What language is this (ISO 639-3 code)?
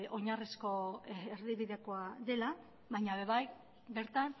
eus